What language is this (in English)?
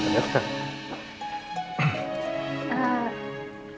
Indonesian